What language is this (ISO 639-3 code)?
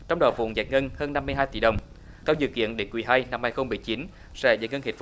vie